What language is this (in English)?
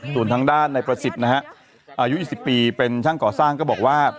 Thai